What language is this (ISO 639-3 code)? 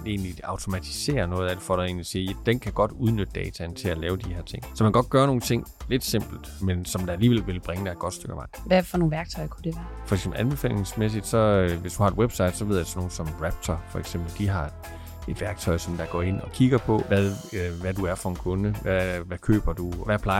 dan